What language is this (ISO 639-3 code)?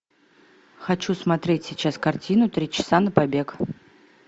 rus